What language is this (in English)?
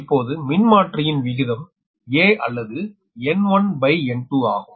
Tamil